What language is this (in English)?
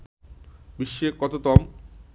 Bangla